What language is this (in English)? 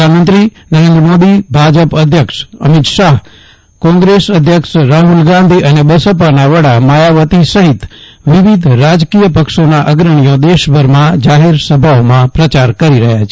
Gujarati